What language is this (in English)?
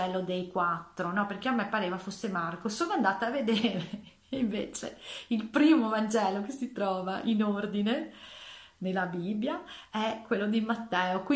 Italian